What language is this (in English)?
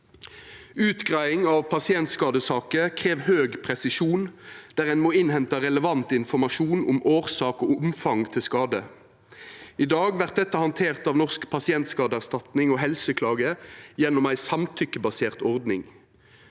Norwegian